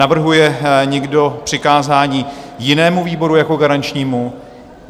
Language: Czech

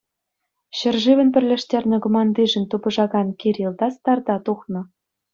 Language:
Chuvash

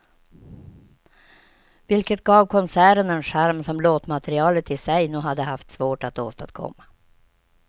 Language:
Swedish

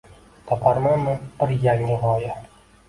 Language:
Uzbek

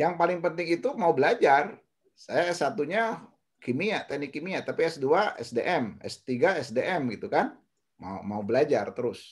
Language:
Indonesian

